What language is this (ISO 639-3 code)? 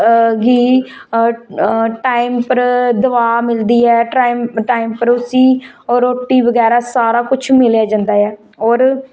doi